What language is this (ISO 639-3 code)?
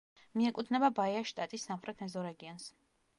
kat